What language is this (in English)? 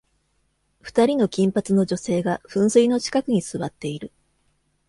Japanese